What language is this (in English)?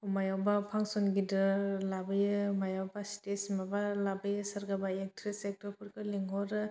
Bodo